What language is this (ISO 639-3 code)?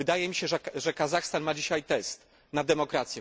pol